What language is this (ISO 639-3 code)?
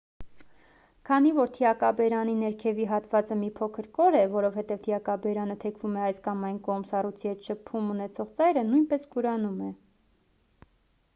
hye